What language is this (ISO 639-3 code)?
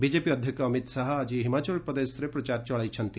ori